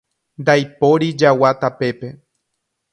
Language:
Guarani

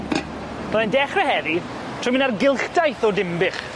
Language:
Welsh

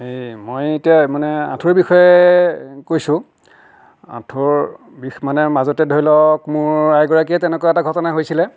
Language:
Assamese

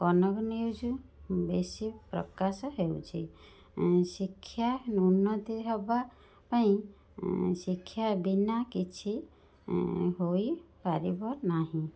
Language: Odia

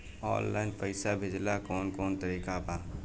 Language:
Bhojpuri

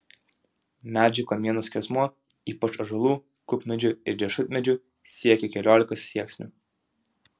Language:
Lithuanian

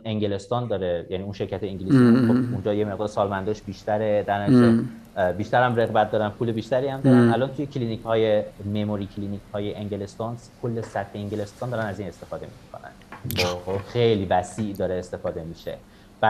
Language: Persian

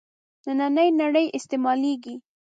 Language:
Pashto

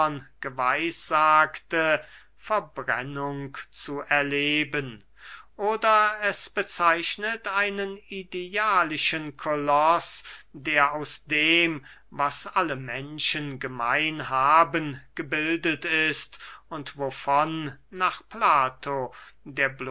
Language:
German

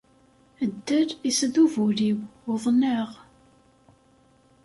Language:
Kabyle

